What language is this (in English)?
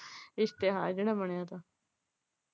Punjabi